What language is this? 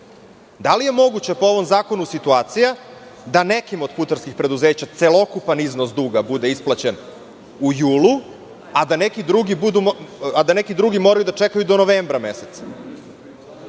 Serbian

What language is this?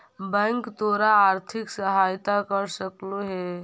Magahi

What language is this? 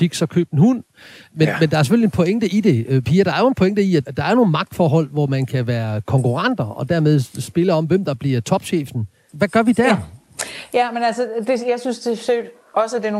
Danish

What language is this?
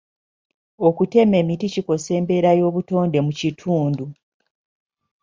Ganda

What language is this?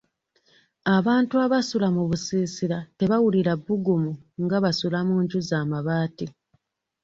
Ganda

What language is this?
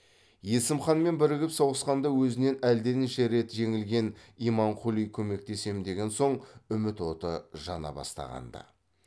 Kazakh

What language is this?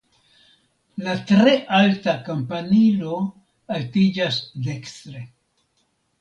Esperanto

